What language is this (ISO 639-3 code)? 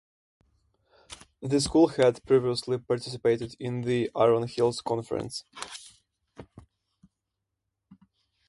eng